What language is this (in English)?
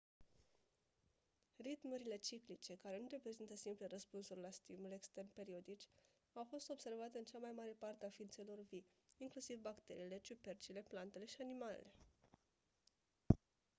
Romanian